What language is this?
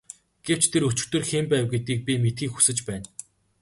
Mongolian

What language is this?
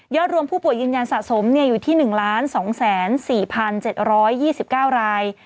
Thai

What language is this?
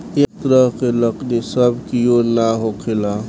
Bhojpuri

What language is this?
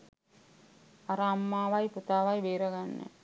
Sinhala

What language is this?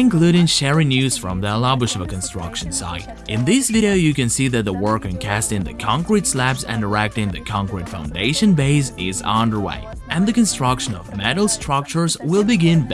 English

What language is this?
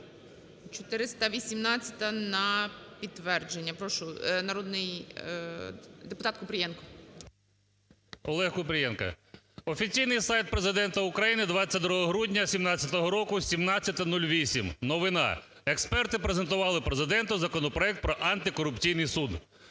Ukrainian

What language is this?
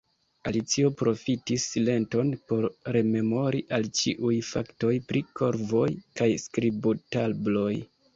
Esperanto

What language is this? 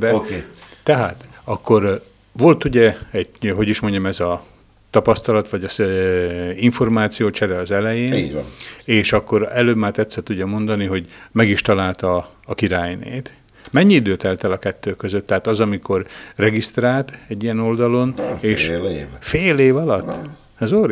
Hungarian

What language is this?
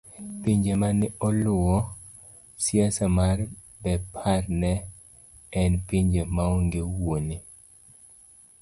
Luo (Kenya and Tanzania)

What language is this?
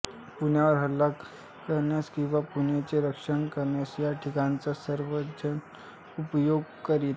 Marathi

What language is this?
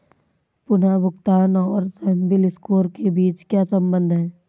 Hindi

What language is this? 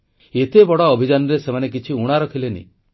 Odia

